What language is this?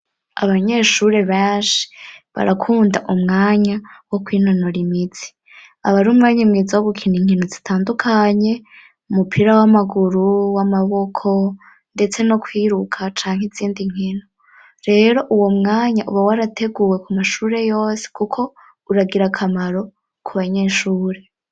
Rundi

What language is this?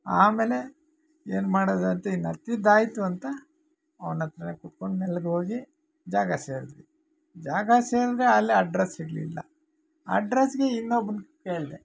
Kannada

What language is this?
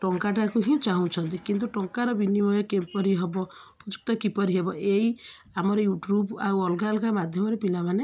Odia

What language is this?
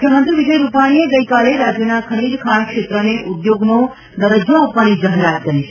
Gujarati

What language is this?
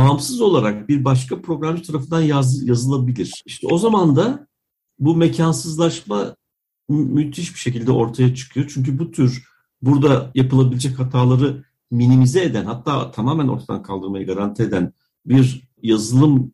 Turkish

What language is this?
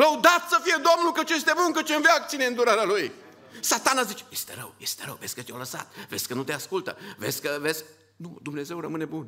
Romanian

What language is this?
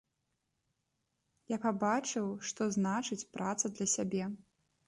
Belarusian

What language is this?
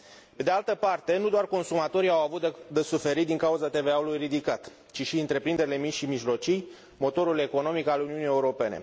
Romanian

